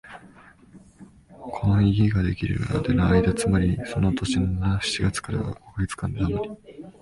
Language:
Japanese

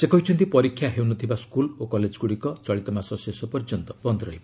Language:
Odia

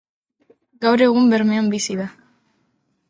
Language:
Basque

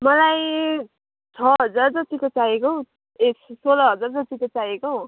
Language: Nepali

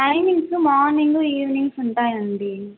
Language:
Telugu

